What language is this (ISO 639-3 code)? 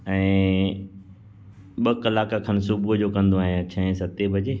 snd